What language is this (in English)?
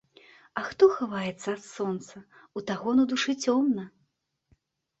Belarusian